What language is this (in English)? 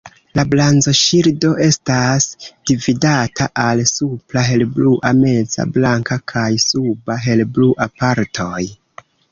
Esperanto